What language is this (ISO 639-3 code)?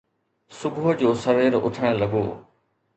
snd